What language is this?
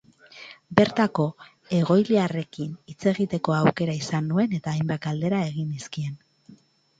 Basque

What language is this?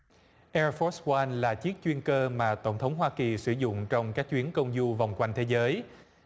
Vietnamese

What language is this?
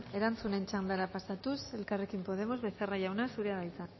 Basque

